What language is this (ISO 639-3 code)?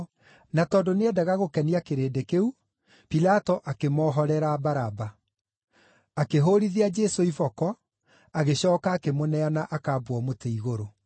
kik